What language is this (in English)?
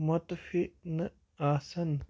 Kashmiri